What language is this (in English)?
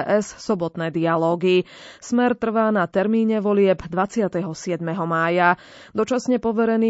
Slovak